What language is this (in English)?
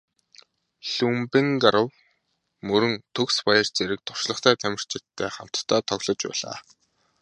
Mongolian